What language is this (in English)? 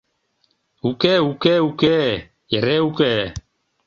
Mari